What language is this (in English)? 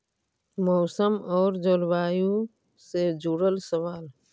Magahi